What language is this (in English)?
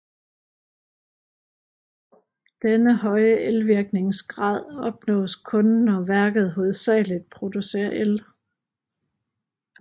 Danish